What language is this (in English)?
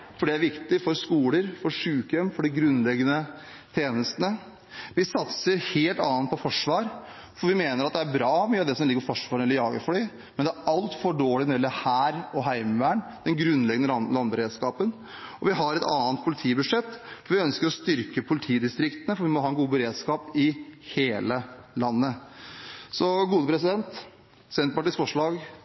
Norwegian Bokmål